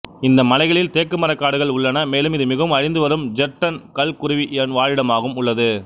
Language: Tamil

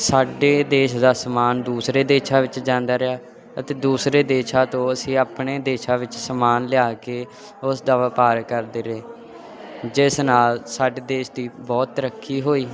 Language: Punjabi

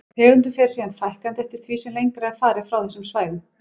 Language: Icelandic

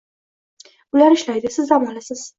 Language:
Uzbek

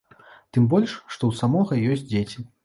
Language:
Belarusian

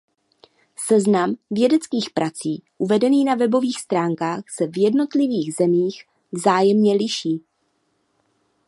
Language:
Czech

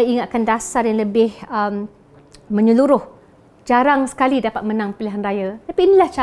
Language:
Malay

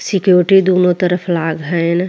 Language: Bhojpuri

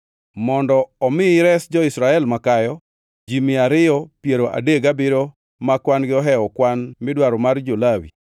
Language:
Luo (Kenya and Tanzania)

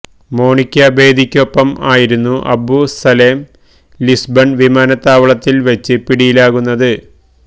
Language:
Malayalam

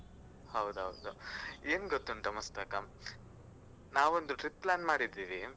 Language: Kannada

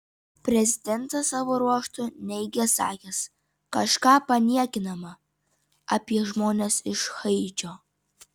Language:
Lithuanian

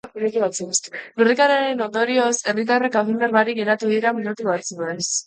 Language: Basque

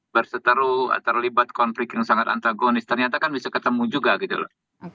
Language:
Indonesian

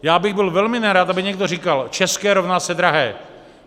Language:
Czech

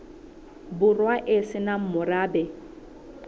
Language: Southern Sotho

